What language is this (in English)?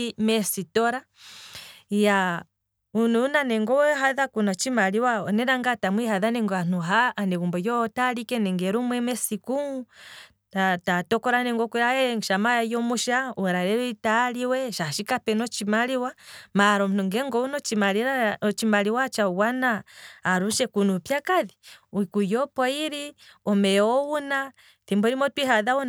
Kwambi